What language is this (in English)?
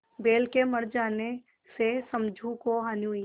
Hindi